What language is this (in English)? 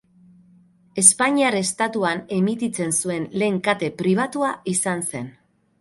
Basque